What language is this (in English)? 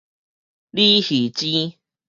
Min Nan Chinese